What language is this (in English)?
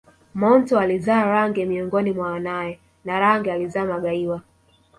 Swahili